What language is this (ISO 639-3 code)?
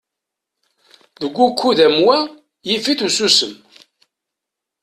kab